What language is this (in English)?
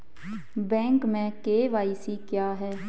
Hindi